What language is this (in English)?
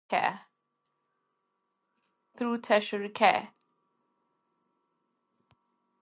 English